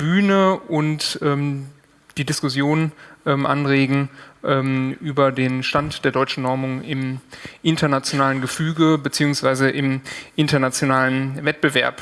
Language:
German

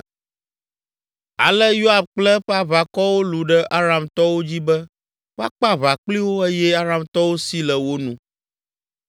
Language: Ewe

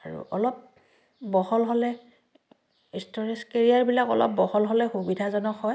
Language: Assamese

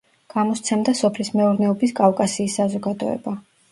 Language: Georgian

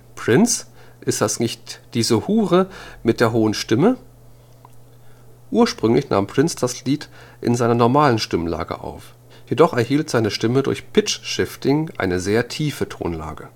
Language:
German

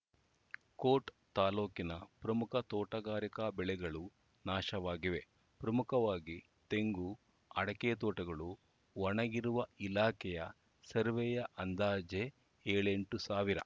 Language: Kannada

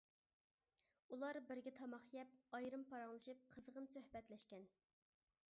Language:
Uyghur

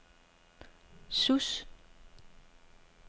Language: Danish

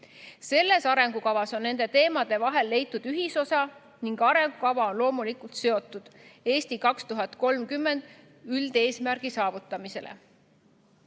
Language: Estonian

